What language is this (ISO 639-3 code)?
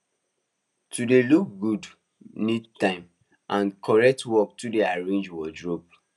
pcm